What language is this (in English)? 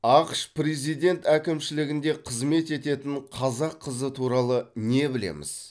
Kazakh